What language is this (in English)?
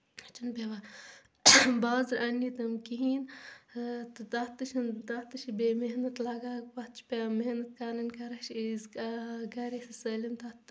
Kashmiri